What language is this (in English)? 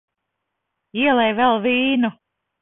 Latvian